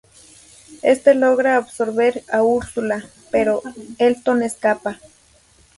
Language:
Spanish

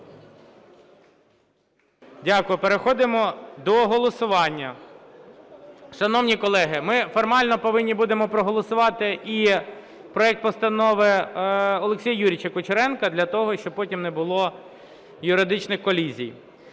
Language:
Ukrainian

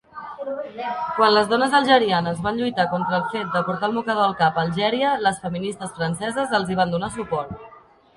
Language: Catalan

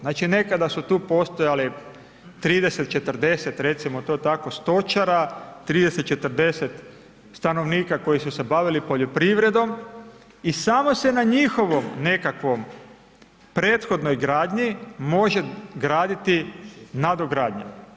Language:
Croatian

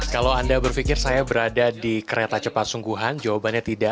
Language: Indonesian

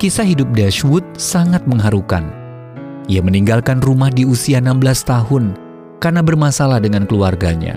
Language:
Indonesian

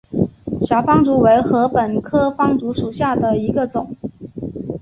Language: Chinese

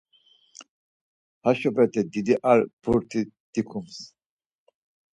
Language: Laz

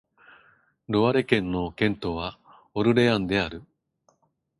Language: Japanese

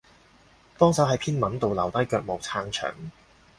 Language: Cantonese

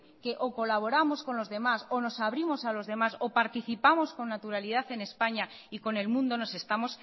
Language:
Spanish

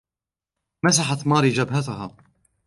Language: Arabic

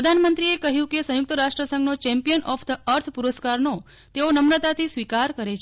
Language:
Gujarati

